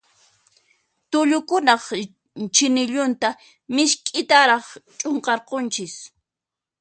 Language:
Puno Quechua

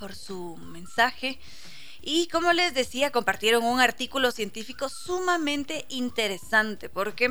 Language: Spanish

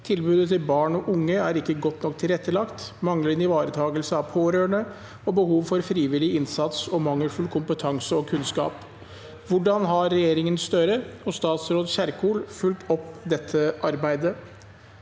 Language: Norwegian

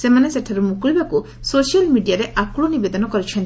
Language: Odia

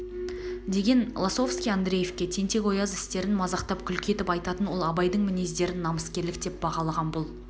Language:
Kazakh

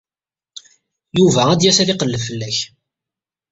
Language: Kabyle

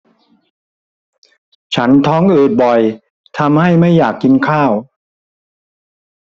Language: Thai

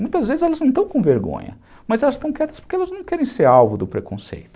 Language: Portuguese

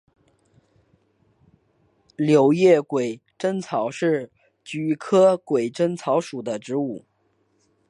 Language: Chinese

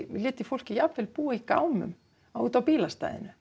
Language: Icelandic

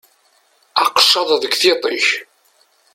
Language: Kabyle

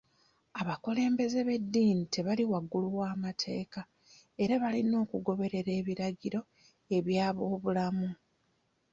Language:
Ganda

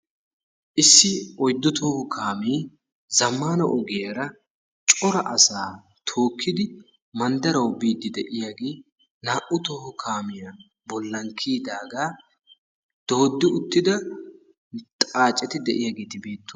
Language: Wolaytta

